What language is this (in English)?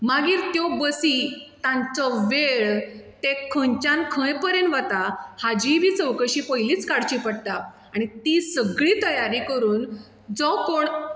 Konkani